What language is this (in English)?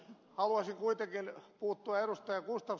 Finnish